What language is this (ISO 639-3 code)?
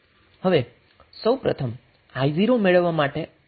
guj